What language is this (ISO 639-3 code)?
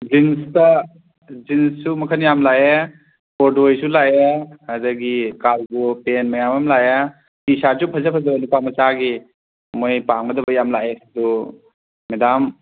mni